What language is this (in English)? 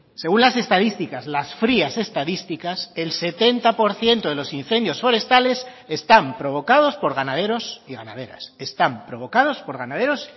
Spanish